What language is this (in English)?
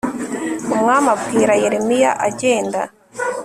Kinyarwanda